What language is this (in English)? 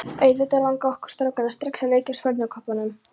Icelandic